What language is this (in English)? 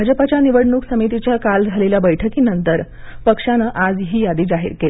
Marathi